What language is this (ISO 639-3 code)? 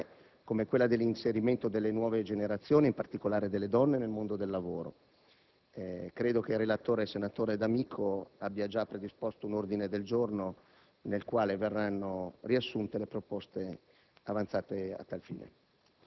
ita